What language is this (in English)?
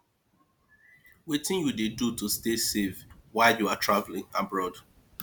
Nigerian Pidgin